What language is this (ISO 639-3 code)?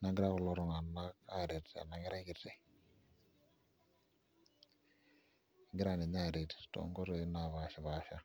mas